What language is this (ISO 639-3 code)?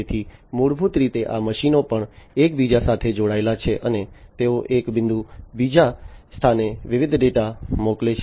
guj